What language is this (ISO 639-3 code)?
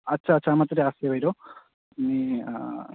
asm